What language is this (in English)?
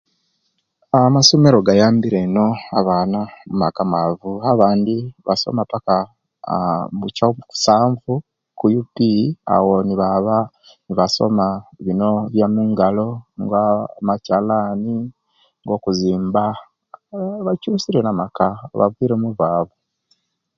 Kenyi